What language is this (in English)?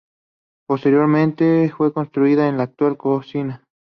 Spanish